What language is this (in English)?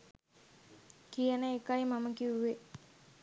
Sinhala